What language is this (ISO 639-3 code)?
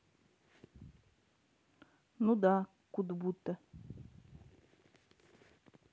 rus